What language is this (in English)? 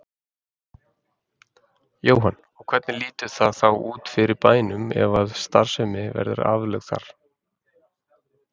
Icelandic